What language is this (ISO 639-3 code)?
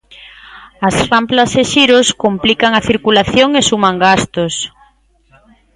glg